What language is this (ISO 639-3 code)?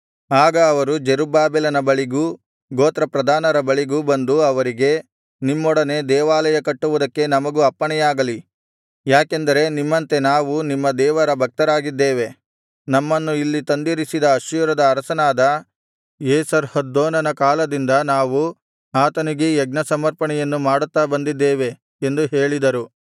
kan